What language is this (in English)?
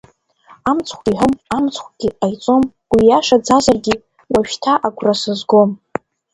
Abkhazian